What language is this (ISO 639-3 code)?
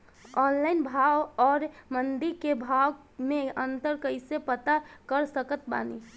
bho